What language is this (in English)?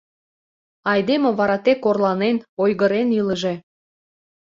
Mari